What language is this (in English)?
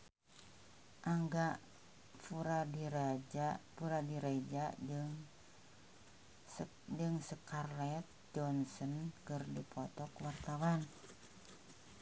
Sundanese